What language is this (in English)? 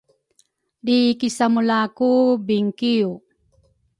Rukai